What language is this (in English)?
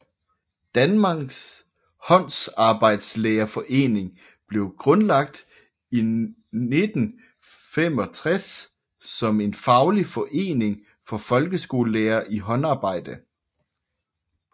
Danish